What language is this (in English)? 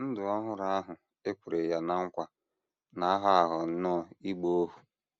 Igbo